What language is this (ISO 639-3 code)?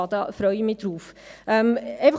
gsw